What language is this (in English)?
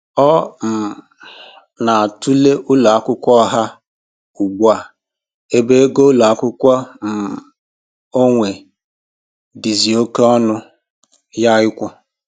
Igbo